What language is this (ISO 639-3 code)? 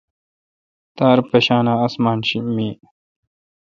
xka